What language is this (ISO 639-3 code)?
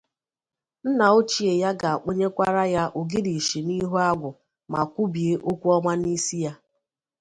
ibo